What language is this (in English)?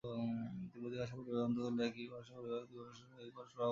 Bangla